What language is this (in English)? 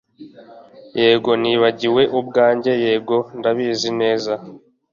Kinyarwanda